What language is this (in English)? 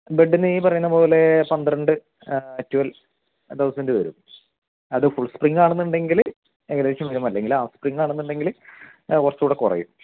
Malayalam